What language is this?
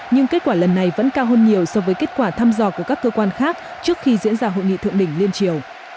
Vietnamese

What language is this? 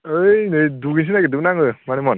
Bodo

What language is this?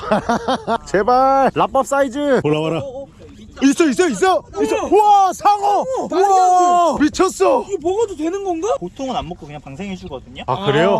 Korean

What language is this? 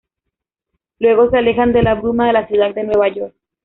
Spanish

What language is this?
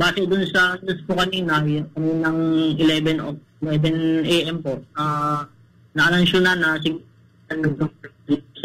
Filipino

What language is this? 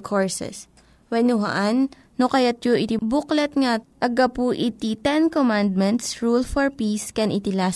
Filipino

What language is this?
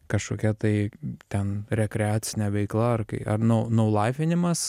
Lithuanian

